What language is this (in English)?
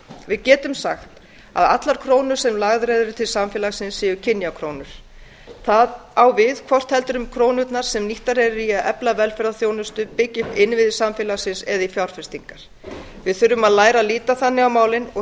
Icelandic